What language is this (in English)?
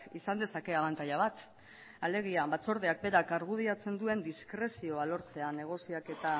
Basque